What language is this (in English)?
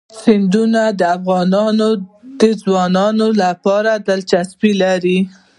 Pashto